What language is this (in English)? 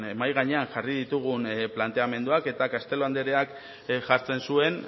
Basque